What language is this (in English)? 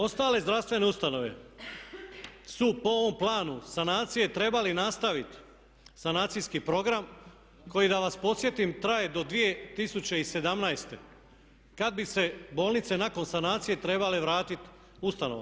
Croatian